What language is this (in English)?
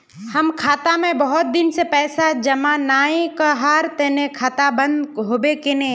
Magahi